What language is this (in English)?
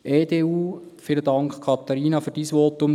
Swiss German